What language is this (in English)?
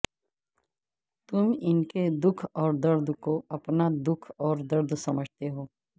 Urdu